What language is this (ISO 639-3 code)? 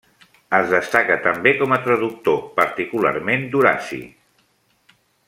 cat